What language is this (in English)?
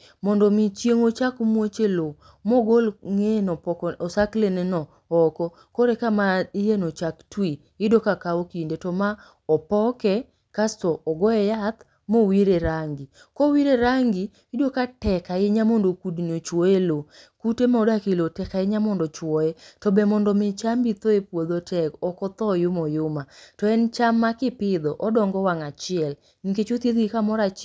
Luo (Kenya and Tanzania)